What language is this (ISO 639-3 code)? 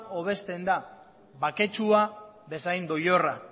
eus